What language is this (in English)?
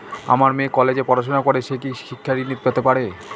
Bangla